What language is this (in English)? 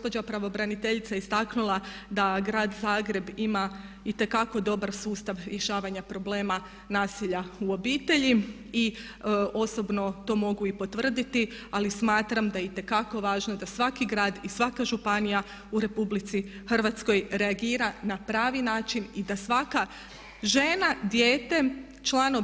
Croatian